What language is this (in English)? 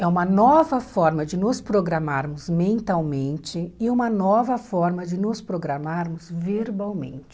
Portuguese